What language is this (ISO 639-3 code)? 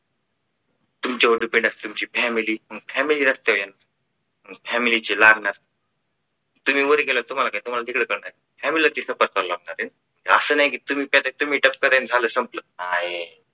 mar